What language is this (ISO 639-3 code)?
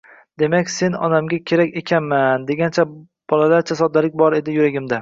uzb